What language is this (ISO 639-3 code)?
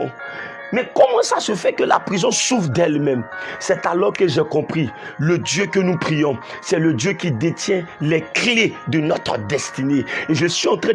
fra